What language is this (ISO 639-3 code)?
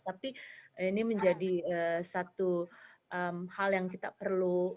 ind